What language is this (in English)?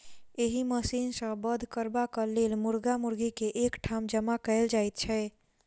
Maithili